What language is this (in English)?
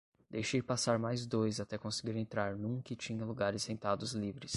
Portuguese